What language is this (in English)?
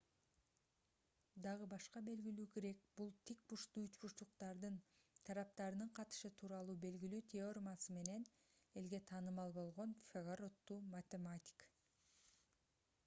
Kyrgyz